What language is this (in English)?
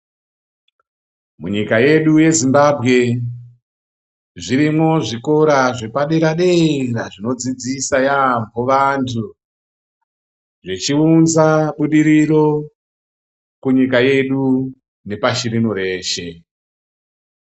Ndau